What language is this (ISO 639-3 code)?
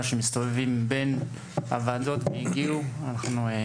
heb